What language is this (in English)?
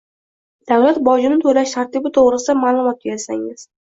Uzbek